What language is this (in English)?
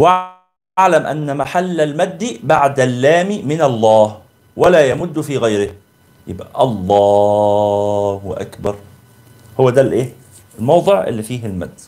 Arabic